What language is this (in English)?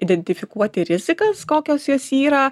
Lithuanian